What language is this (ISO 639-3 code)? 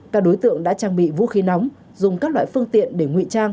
vie